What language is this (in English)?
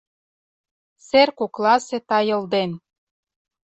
Mari